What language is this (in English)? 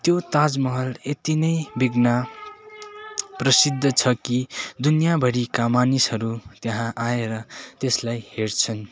Nepali